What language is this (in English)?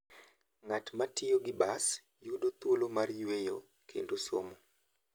Luo (Kenya and Tanzania)